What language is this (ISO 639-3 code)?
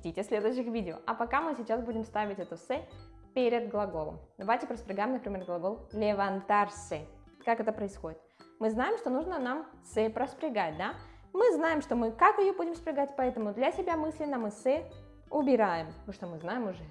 rus